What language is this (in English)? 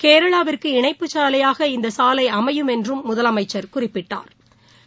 Tamil